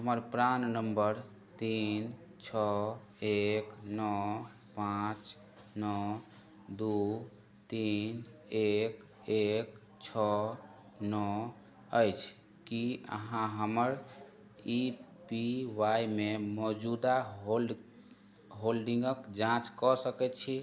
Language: Maithili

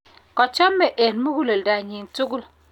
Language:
Kalenjin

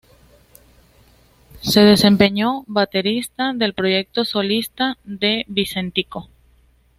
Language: Spanish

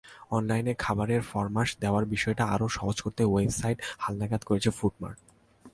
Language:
Bangla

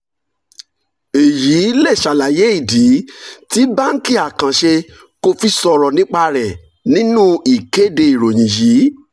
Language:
Yoruba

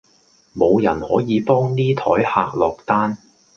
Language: Cantonese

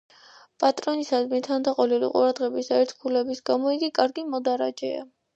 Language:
Georgian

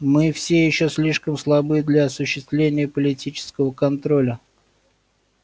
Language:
Russian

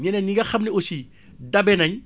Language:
Wolof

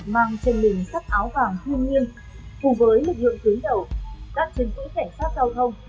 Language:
Vietnamese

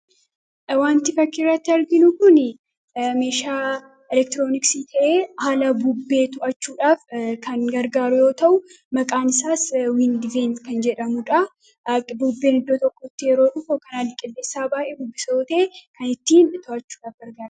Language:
Oromo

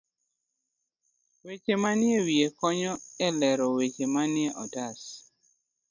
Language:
Luo (Kenya and Tanzania)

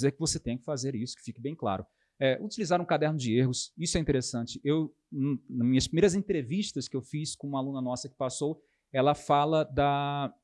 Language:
Portuguese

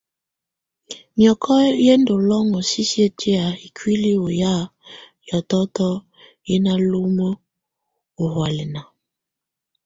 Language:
Tunen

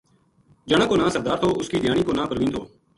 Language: Gujari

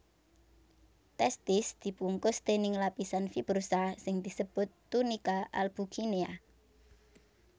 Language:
Javanese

